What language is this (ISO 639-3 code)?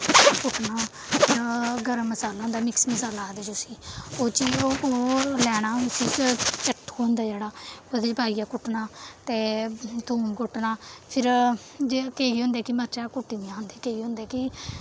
doi